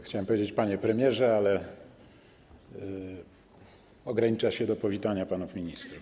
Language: Polish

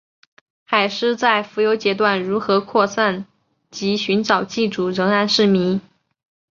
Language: Chinese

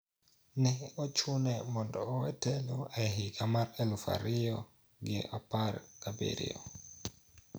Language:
Luo (Kenya and Tanzania)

